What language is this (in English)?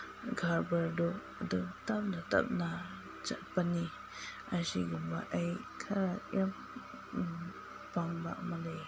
Manipuri